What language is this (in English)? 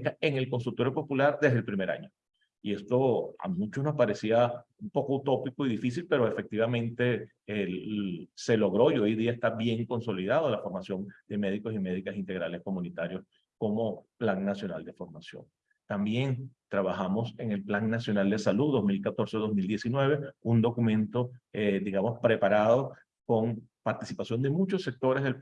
Spanish